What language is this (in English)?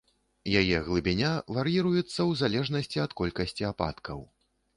Belarusian